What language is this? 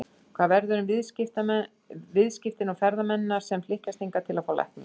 Icelandic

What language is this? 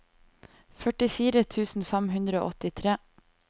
Norwegian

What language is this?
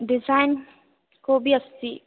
Sanskrit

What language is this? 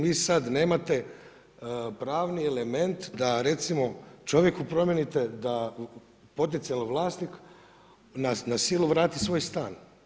Croatian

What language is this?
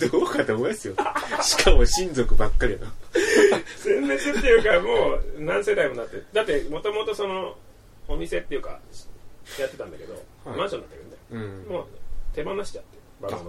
Japanese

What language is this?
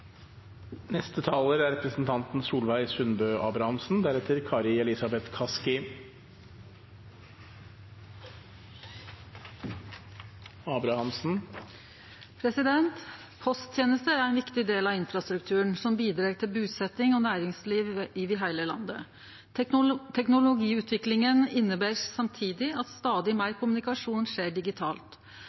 Norwegian Nynorsk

